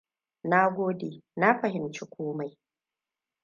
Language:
Hausa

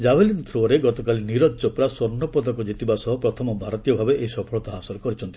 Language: Odia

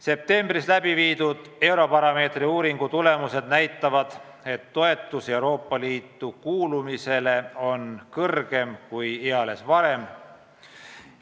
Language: Estonian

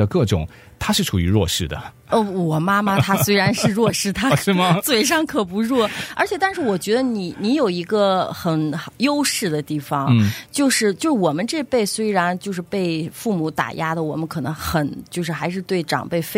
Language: Chinese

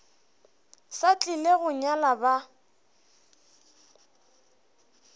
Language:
Northern Sotho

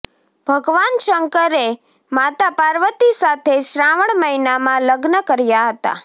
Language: Gujarati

